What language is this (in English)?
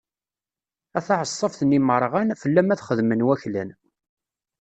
Kabyle